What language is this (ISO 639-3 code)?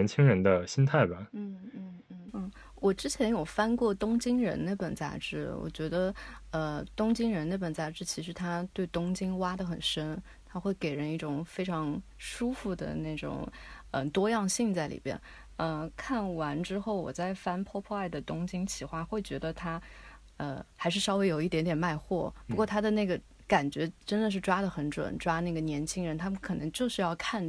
zho